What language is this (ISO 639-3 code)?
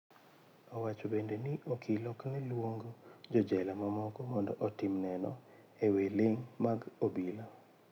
luo